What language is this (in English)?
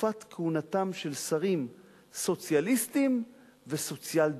Hebrew